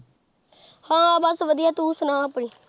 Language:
Punjabi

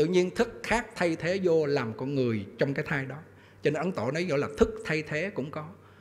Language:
Vietnamese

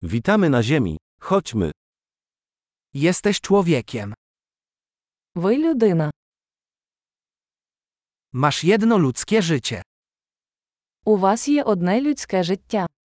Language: Polish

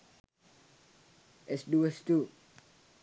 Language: Sinhala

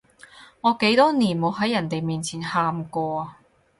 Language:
Cantonese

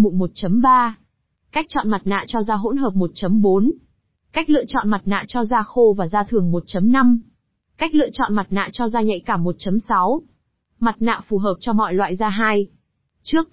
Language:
Vietnamese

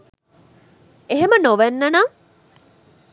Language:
Sinhala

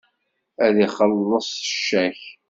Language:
Kabyle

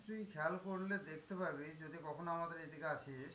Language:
Bangla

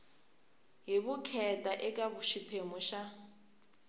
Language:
Tsonga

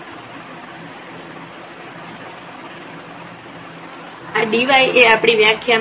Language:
Gujarati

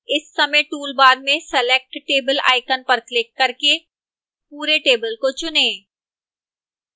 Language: Hindi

